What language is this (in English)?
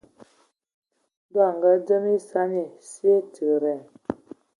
Ewondo